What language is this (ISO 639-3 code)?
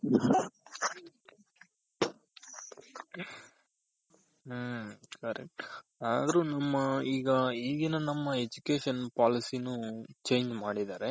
kan